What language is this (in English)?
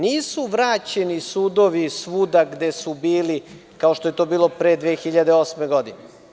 Serbian